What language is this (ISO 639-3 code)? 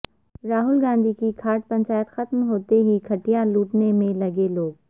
urd